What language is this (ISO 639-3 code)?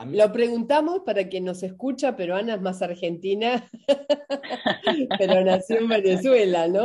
spa